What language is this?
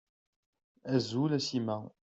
Kabyle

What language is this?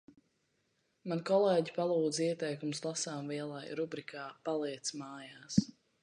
Latvian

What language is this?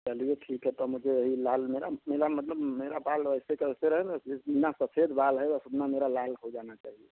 Hindi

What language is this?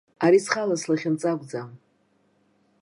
Abkhazian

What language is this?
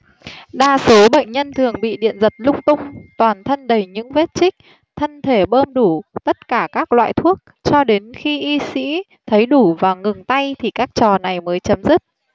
Vietnamese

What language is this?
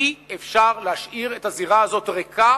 Hebrew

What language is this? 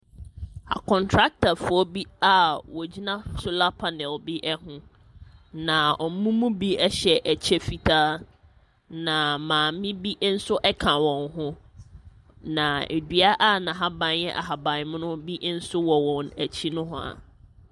Akan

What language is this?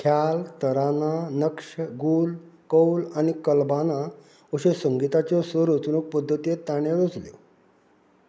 Konkani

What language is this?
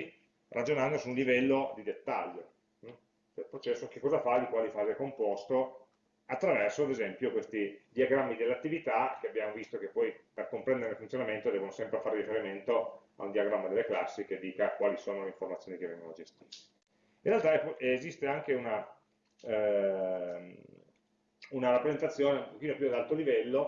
Italian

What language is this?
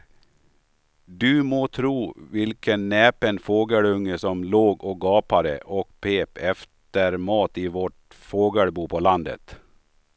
Swedish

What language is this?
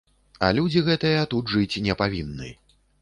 Belarusian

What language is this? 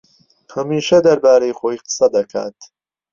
Central Kurdish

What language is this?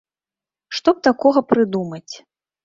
Belarusian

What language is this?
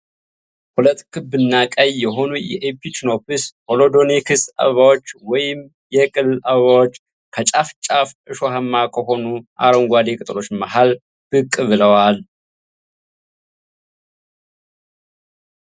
Amharic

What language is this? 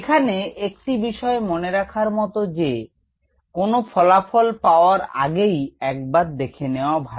Bangla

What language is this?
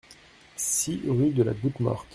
French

